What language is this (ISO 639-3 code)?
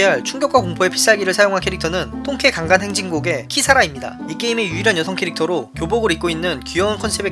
kor